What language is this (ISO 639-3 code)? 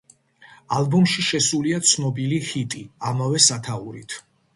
kat